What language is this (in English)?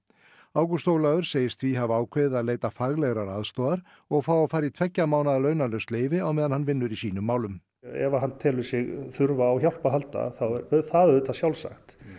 Icelandic